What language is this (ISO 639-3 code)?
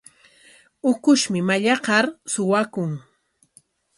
qwa